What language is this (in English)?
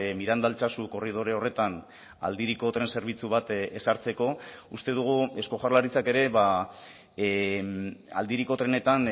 Basque